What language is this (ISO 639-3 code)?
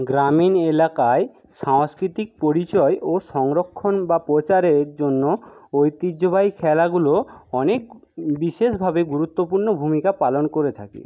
ben